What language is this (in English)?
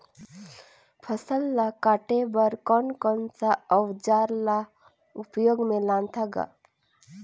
Chhattisgarhi